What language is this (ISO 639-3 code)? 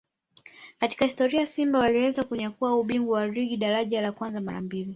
swa